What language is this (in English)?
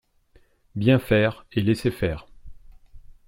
French